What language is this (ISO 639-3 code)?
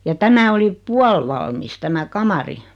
fin